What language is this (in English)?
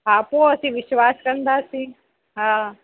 Sindhi